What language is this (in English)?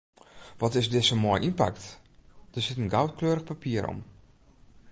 Western Frisian